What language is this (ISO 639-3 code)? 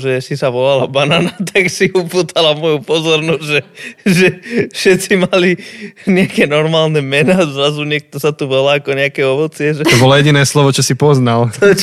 slk